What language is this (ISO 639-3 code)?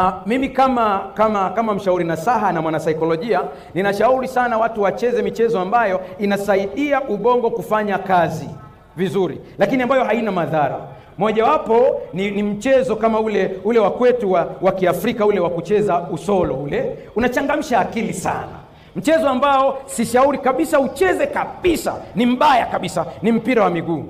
swa